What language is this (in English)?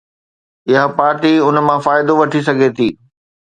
Sindhi